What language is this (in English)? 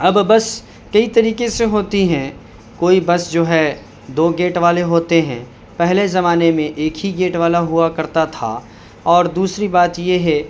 Urdu